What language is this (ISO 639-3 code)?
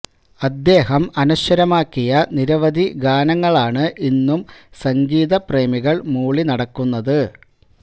mal